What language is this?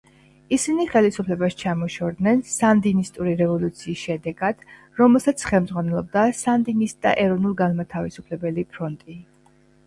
Georgian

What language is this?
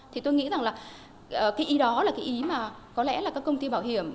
Vietnamese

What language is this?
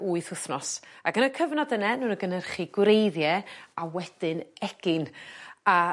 Welsh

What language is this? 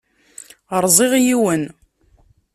Kabyle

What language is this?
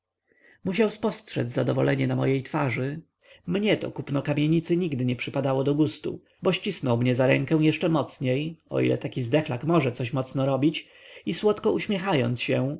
Polish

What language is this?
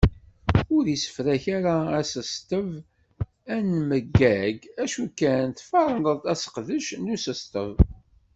Kabyle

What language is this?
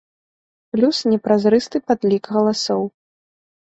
Belarusian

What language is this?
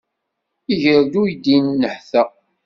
Kabyle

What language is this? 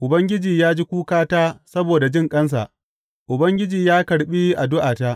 Hausa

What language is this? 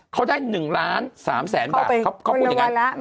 Thai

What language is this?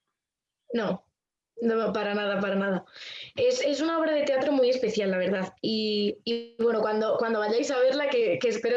Spanish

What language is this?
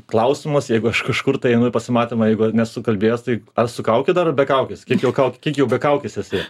Lithuanian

